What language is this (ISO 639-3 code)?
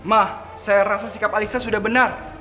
ind